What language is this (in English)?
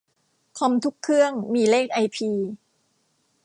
Thai